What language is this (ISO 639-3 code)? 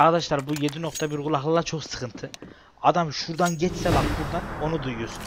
tur